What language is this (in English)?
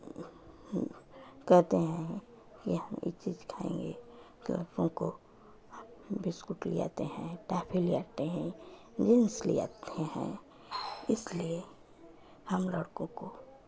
Hindi